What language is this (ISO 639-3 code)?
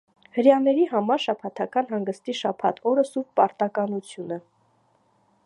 hye